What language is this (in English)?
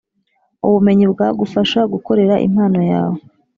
Kinyarwanda